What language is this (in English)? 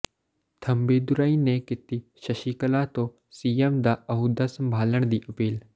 Punjabi